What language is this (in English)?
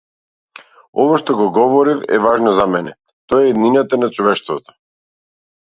Macedonian